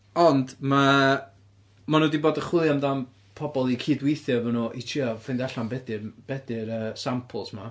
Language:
Welsh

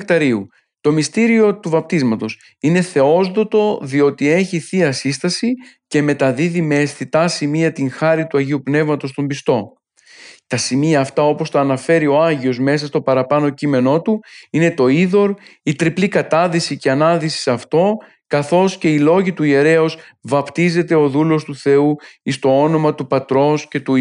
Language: Greek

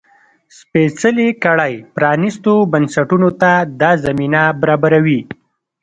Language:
Pashto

